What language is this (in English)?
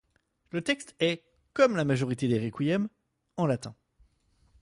French